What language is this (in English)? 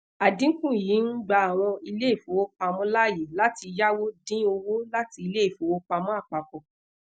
Yoruba